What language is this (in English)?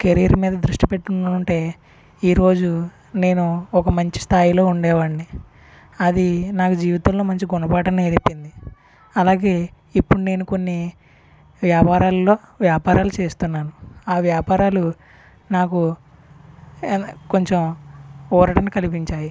Telugu